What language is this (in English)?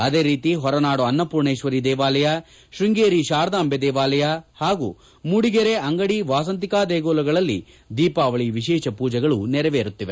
Kannada